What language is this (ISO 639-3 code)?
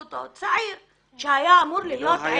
heb